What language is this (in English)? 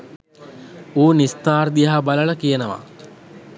Sinhala